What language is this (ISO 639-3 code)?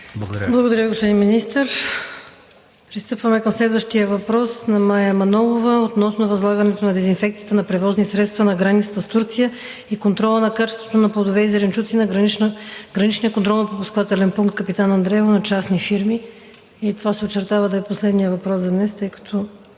bul